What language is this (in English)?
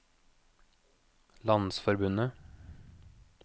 Norwegian